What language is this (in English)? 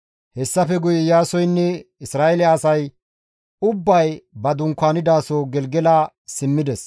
Gamo